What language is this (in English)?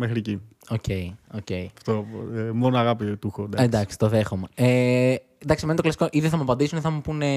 Greek